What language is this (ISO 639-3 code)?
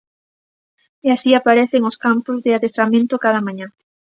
glg